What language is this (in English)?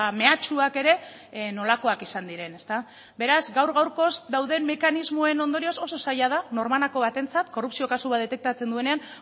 Basque